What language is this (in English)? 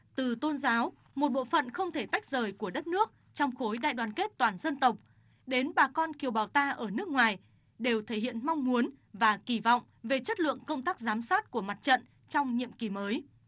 Vietnamese